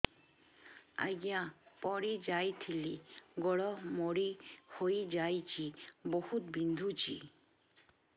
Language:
Odia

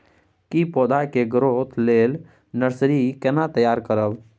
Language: Maithili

